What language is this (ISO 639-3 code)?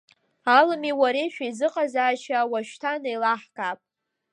abk